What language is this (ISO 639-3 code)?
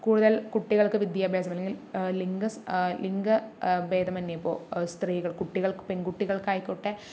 mal